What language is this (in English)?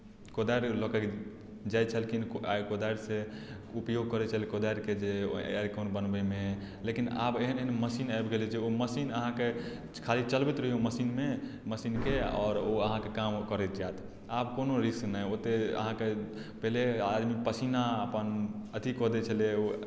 Maithili